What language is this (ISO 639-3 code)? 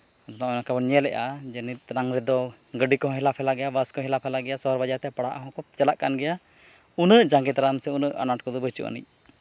sat